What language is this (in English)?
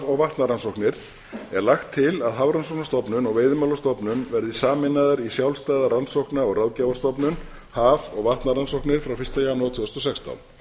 Icelandic